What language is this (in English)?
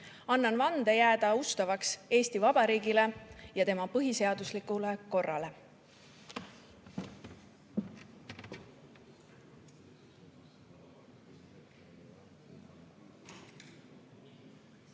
Estonian